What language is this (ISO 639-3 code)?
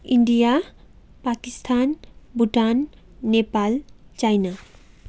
nep